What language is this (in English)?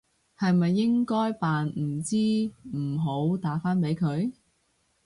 Cantonese